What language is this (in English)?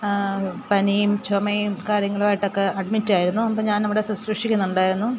Malayalam